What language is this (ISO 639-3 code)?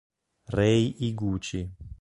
ita